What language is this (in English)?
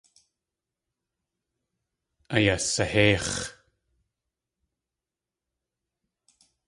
Tlingit